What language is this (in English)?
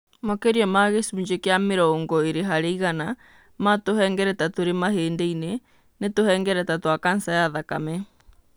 Kikuyu